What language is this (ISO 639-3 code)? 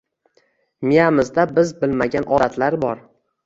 uzb